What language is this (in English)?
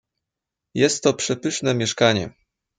Polish